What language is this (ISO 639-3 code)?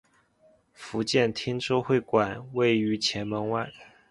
zho